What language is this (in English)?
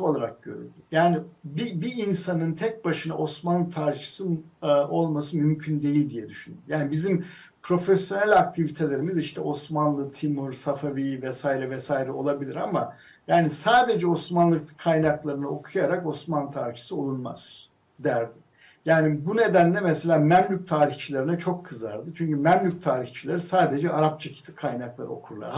Turkish